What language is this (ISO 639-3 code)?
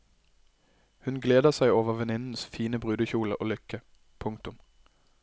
nor